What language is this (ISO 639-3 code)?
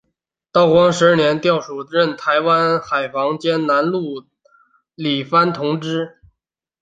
zho